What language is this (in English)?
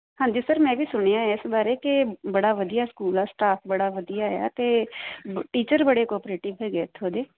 Punjabi